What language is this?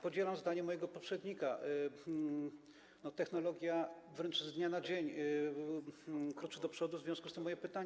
Polish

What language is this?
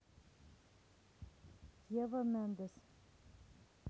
Russian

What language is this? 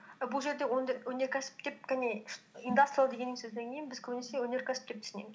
Kazakh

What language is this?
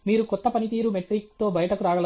Telugu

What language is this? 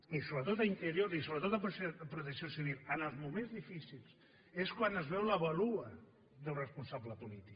Catalan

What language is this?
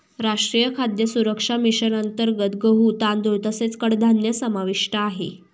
Marathi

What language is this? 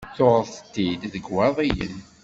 Kabyle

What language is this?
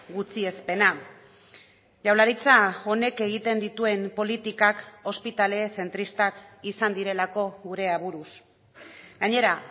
Basque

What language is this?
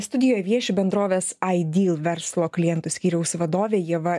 Lithuanian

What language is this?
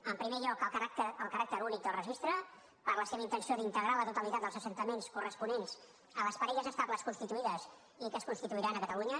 Catalan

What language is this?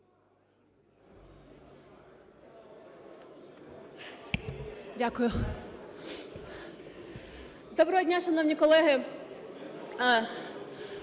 Ukrainian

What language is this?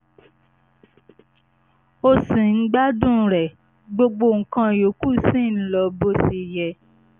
Yoruba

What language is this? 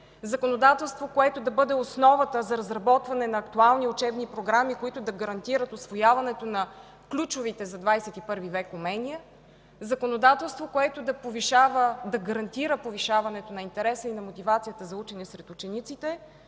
Bulgarian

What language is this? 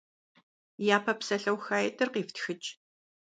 Kabardian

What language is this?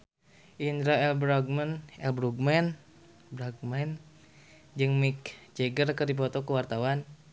Sundanese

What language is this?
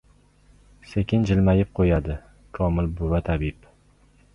Uzbek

